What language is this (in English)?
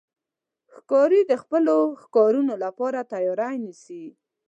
Pashto